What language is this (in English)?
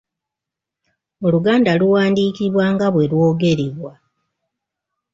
Ganda